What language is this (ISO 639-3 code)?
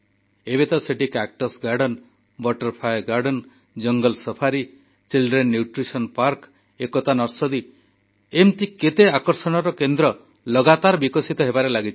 ori